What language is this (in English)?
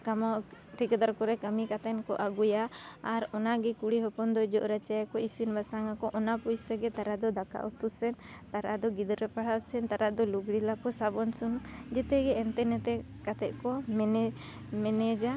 Santali